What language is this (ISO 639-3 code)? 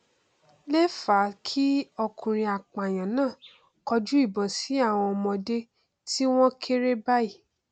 yor